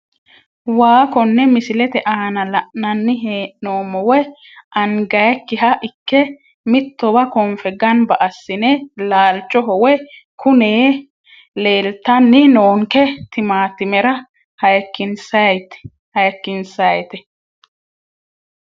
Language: Sidamo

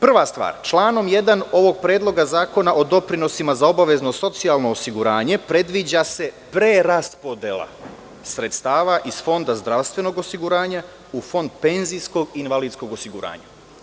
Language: Serbian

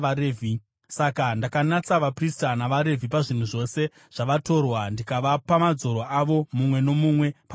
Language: Shona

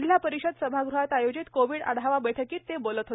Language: Marathi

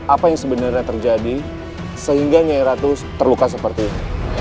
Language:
Indonesian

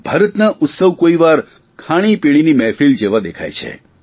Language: Gujarati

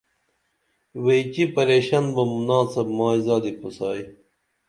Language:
Dameli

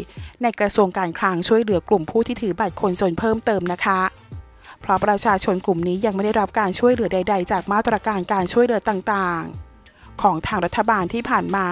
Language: Thai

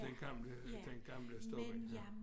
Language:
Danish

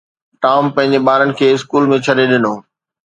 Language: Sindhi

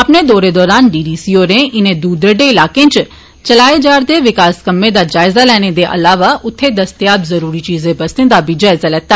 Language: Dogri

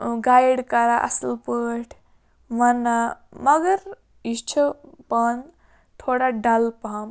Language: Kashmiri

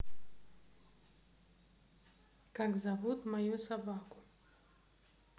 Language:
Russian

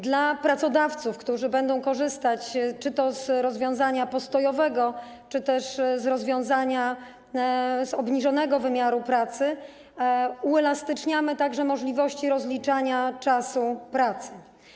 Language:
Polish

